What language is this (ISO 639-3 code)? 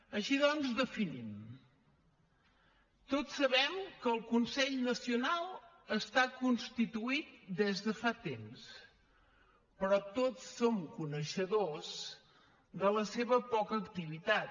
cat